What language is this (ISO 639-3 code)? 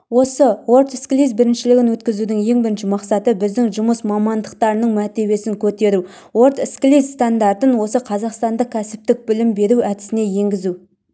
kaz